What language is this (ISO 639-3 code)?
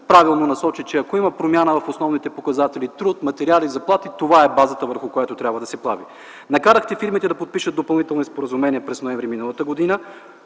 bul